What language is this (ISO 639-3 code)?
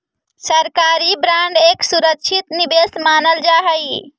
mag